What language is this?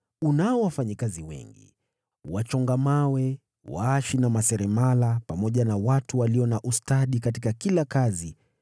Swahili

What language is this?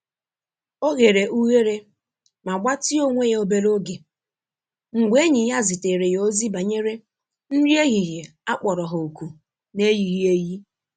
Igbo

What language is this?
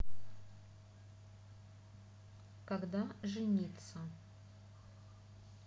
Russian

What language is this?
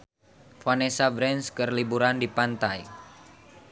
Sundanese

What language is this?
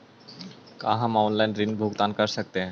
Magahi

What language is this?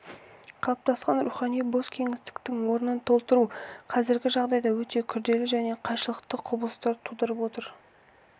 Kazakh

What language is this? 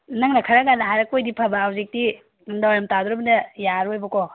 Manipuri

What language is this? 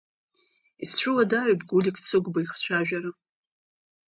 Abkhazian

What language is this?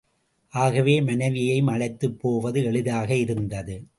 Tamil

